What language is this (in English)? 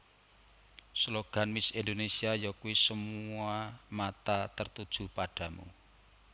Javanese